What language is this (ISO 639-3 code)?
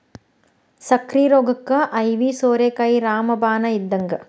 kan